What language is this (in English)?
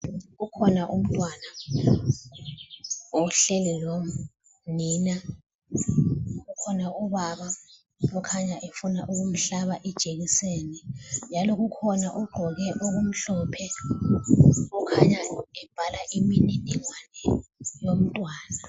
North Ndebele